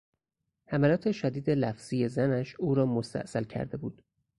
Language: Persian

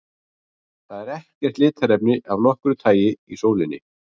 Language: Icelandic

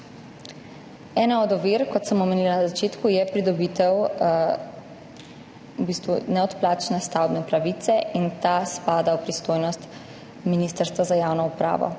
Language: Slovenian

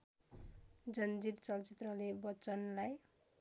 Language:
Nepali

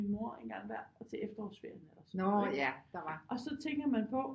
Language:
Danish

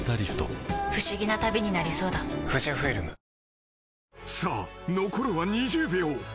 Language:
Japanese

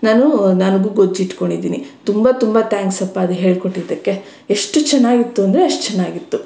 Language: Kannada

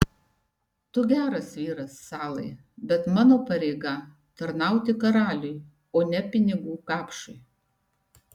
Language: Lithuanian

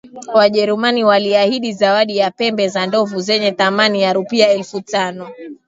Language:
Swahili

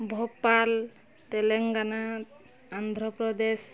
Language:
Odia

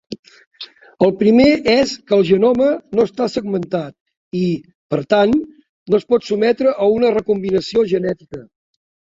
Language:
Catalan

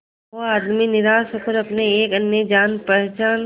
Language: Hindi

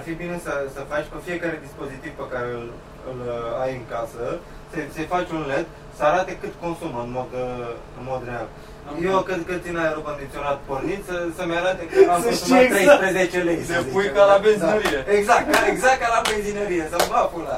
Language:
Romanian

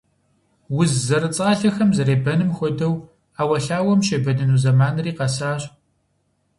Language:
Kabardian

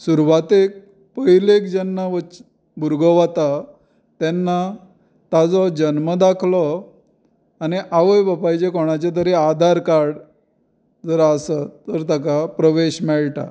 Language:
Konkani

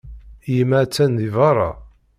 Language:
Kabyle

